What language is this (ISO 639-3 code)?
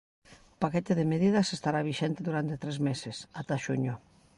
glg